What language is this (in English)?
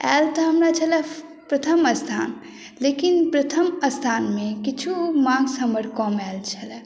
Maithili